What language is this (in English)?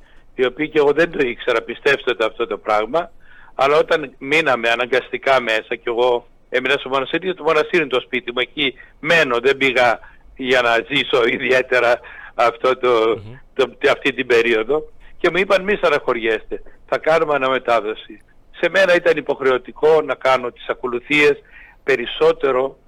Greek